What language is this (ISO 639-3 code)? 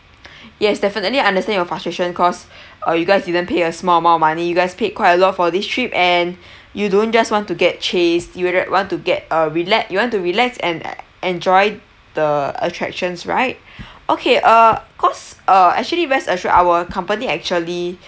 eng